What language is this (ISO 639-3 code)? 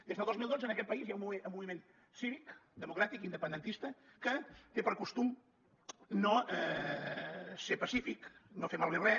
cat